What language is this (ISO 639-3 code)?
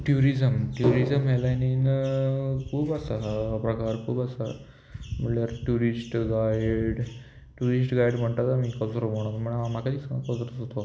kok